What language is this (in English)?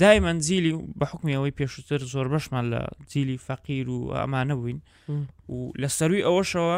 Arabic